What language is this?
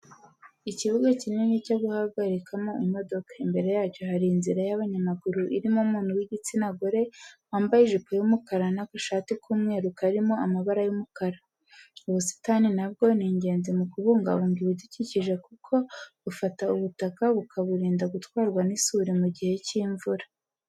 Kinyarwanda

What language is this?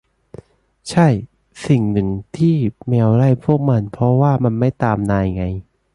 Thai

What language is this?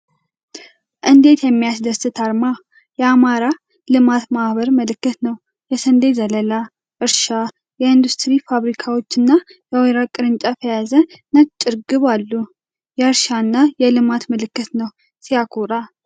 Amharic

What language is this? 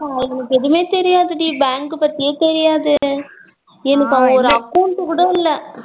Tamil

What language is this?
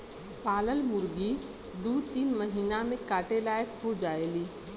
Bhojpuri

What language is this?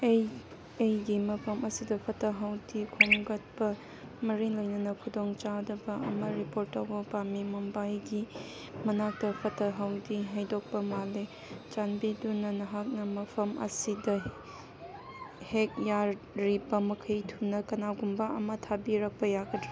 Manipuri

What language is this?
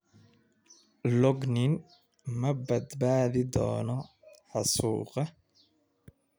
Somali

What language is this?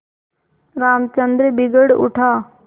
Hindi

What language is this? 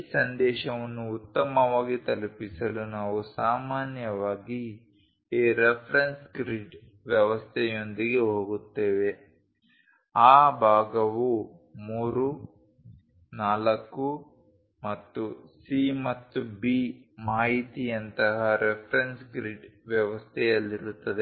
Kannada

